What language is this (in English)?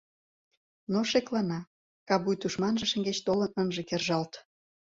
Mari